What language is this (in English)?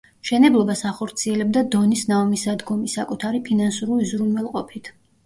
Georgian